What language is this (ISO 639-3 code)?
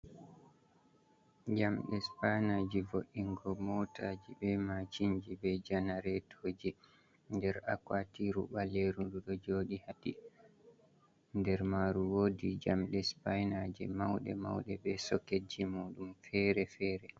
ful